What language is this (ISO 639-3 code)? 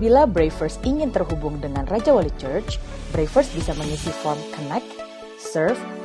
ind